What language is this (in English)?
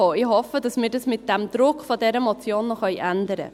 Swiss German